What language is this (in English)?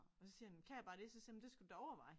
Danish